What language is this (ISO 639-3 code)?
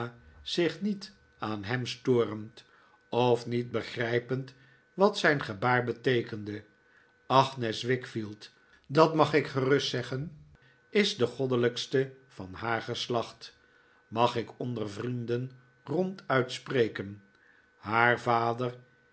nld